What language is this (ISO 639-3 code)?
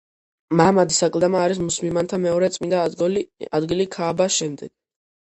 kat